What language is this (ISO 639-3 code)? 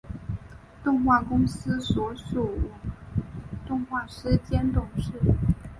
zho